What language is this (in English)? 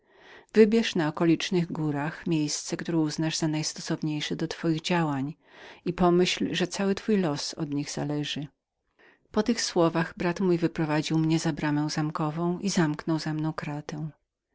Polish